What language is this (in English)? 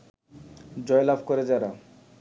Bangla